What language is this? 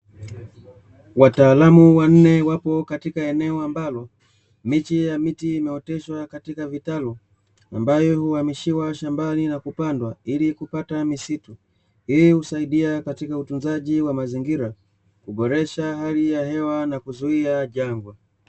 Swahili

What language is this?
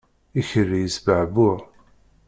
Kabyle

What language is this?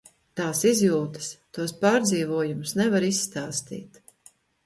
Latvian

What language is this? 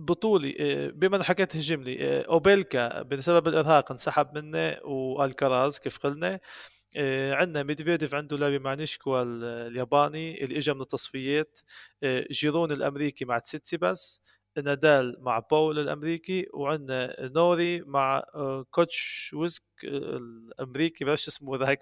Arabic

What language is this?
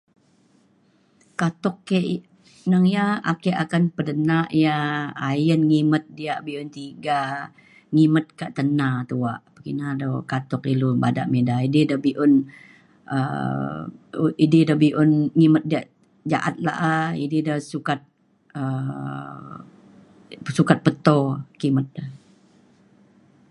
Mainstream Kenyah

